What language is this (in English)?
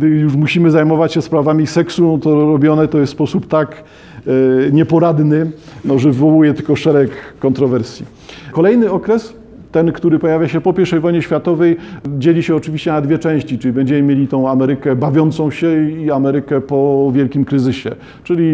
Polish